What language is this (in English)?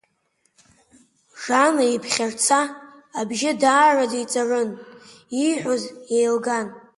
Abkhazian